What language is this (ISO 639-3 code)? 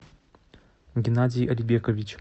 rus